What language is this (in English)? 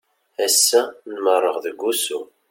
Kabyle